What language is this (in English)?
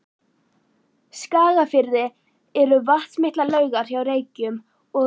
Icelandic